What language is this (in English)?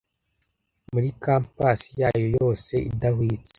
Kinyarwanda